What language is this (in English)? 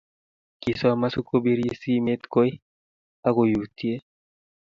Kalenjin